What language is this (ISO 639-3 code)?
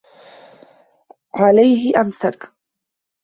ara